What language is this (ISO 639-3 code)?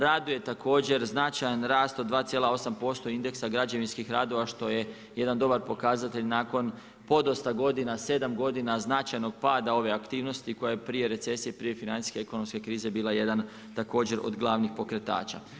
hrv